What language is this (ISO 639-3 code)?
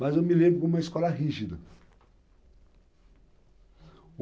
por